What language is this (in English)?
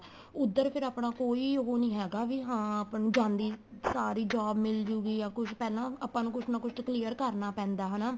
Punjabi